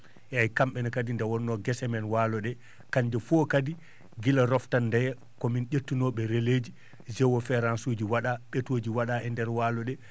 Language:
Fula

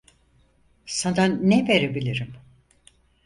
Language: Turkish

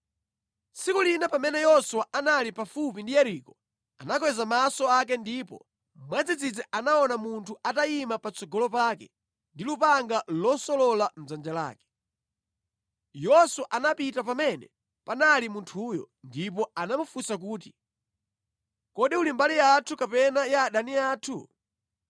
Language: Nyanja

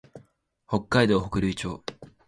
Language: Japanese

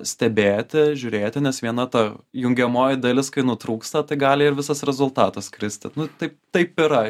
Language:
Lithuanian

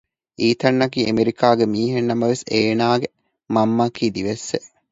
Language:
Divehi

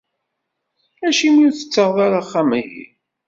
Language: Kabyle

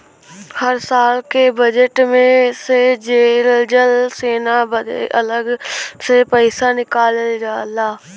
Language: Bhojpuri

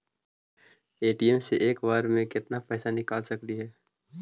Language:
Magahi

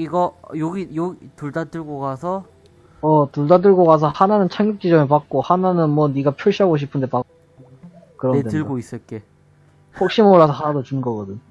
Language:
Korean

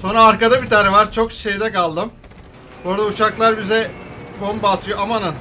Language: Turkish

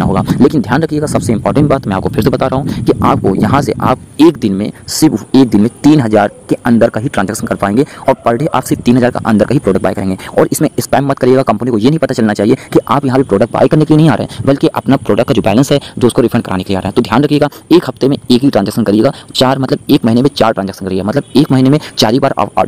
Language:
Hindi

